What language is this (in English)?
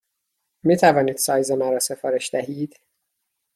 Persian